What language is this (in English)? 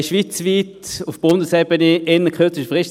Swiss German